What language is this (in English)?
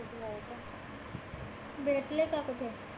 Marathi